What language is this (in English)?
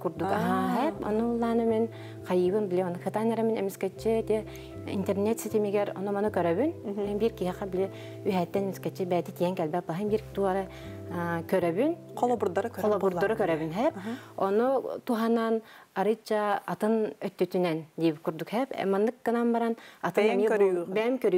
Arabic